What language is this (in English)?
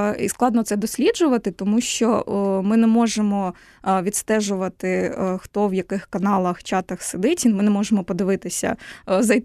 Ukrainian